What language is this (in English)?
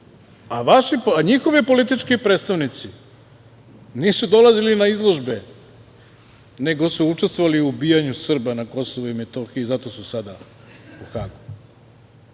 Serbian